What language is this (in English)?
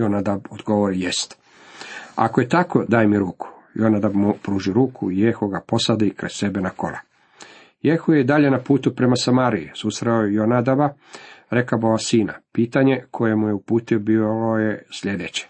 Croatian